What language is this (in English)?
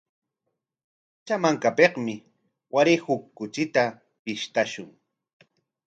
Corongo Ancash Quechua